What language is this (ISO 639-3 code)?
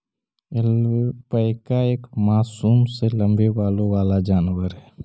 mag